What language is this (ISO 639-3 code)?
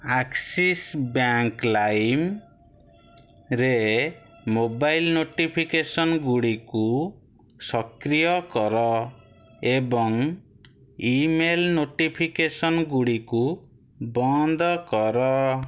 ori